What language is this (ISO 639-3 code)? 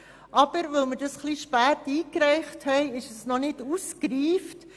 gsw